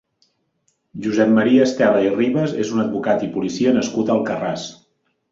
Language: Catalan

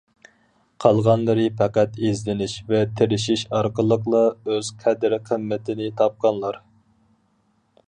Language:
Uyghur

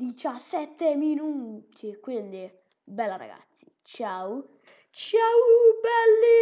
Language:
Italian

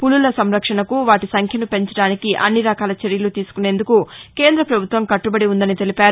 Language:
Telugu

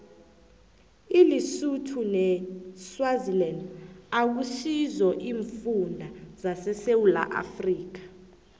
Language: South Ndebele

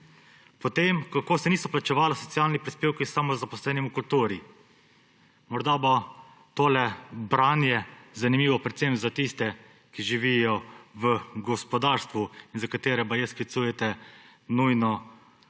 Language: Slovenian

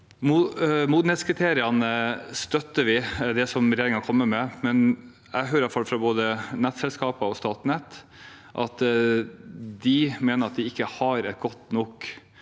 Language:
Norwegian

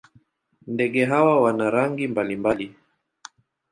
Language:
Swahili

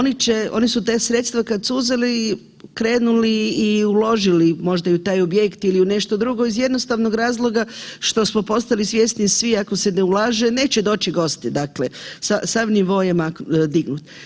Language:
Croatian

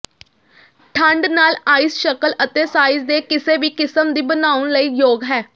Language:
Punjabi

